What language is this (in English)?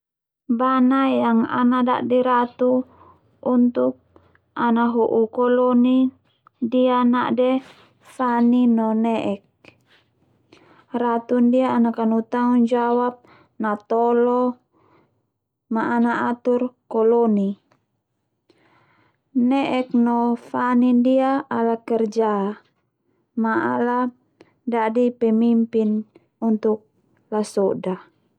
Termanu